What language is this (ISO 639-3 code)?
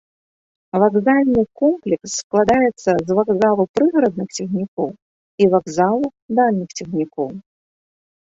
bel